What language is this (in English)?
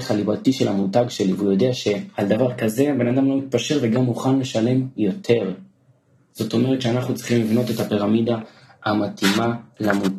Hebrew